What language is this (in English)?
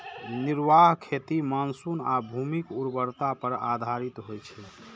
Maithili